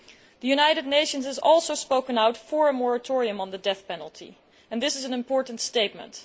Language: English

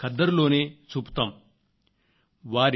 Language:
Telugu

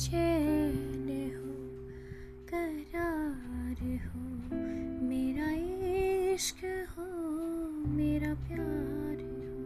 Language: Hindi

